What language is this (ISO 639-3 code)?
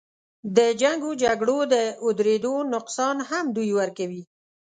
pus